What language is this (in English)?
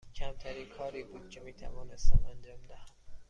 Persian